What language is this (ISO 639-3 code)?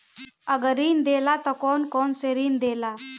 bho